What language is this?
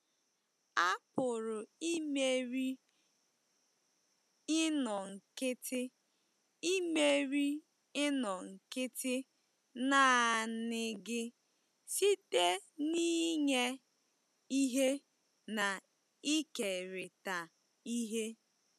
Igbo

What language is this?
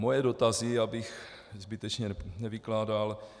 Czech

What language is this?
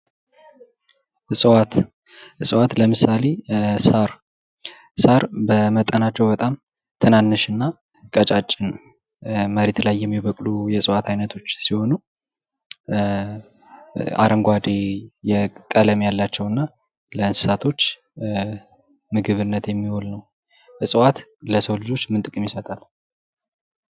Amharic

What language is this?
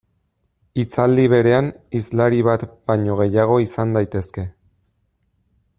Basque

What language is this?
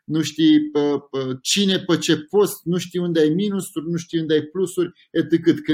Romanian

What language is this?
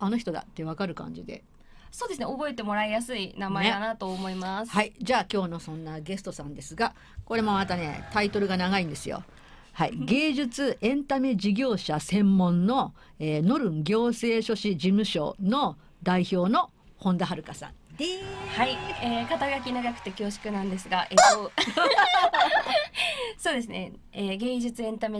Japanese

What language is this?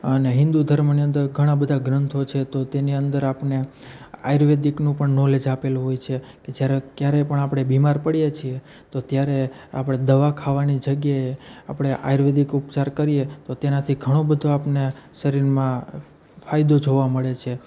Gujarati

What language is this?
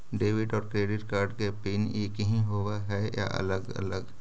Magahi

